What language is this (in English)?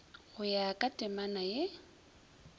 Northern Sotho